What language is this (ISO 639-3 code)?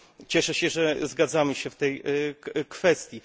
pol